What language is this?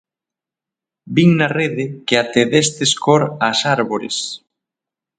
Galician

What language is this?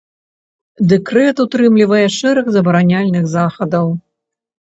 Belarusian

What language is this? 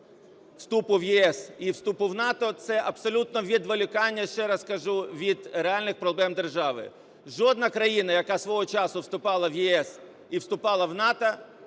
Ukrainian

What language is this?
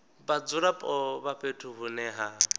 Venda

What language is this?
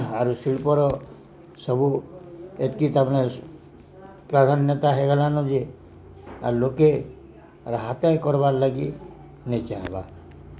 Odia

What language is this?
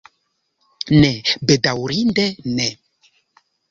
Esperanto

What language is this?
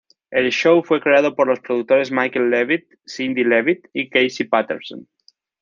Spanish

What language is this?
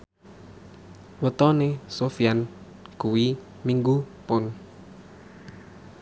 Javanese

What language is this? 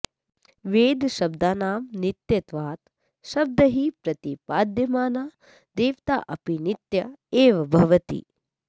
Sanskrit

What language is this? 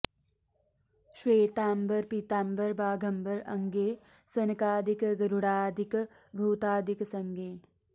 Sanskrit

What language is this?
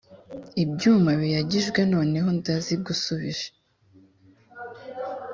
Kinyarwanda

